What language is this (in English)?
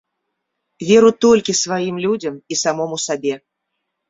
Belarusian